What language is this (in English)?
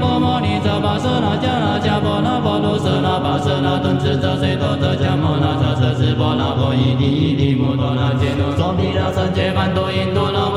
Chinese